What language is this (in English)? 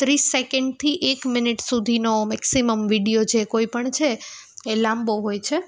Gujarati